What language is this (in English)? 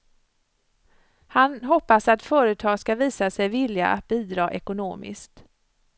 Swedish